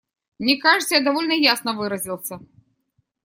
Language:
Russian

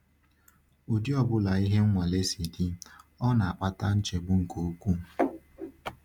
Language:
Igbo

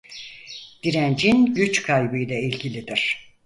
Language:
Turkish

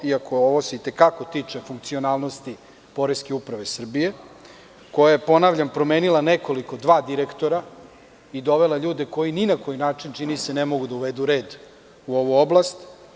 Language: Serbian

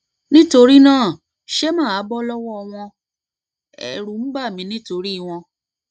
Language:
Yoruba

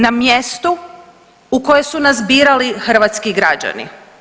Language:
Croatian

